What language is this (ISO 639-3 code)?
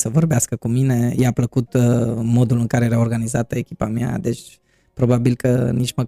ron